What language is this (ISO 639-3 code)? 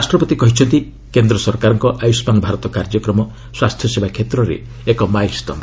ori